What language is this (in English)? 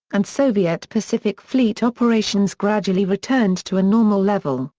English